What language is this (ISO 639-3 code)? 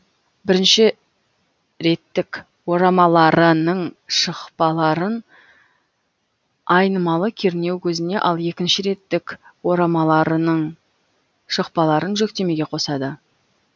kaz